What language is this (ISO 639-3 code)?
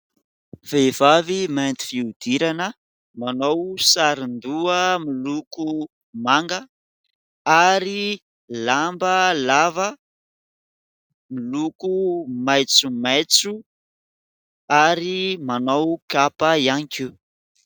mlg